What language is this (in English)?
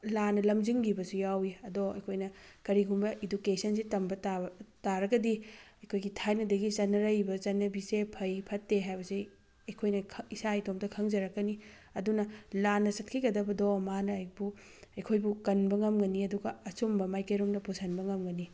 Manipuri